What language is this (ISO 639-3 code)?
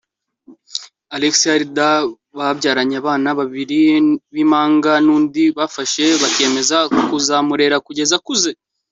kin